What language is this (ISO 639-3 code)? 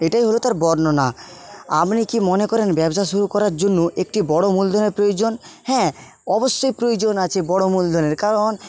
ben